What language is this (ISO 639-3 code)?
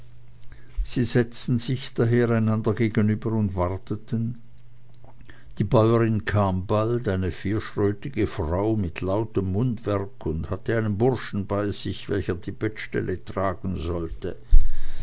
deu